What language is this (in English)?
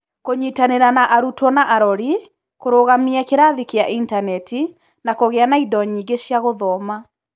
Kikuyu